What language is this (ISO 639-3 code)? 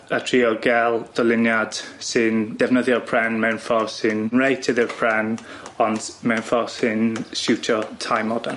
cym